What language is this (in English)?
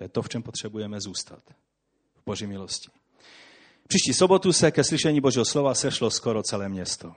Czech